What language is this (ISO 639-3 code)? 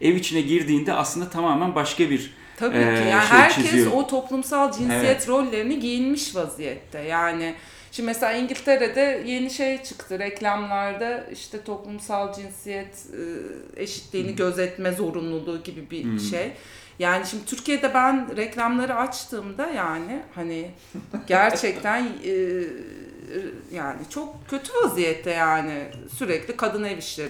tur